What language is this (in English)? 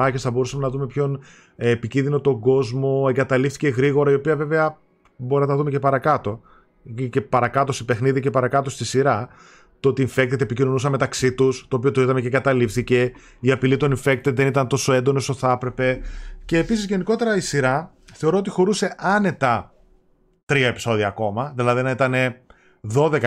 Greek